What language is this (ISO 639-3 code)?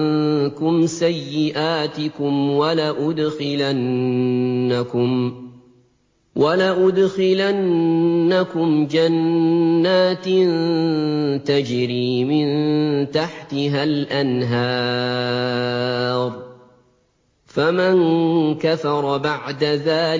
ara